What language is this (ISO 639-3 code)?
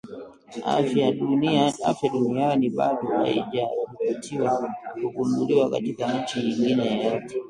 swa